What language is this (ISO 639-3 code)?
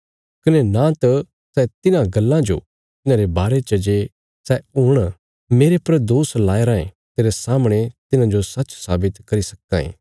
kfs